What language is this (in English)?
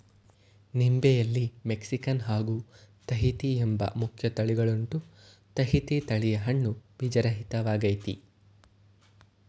Kannada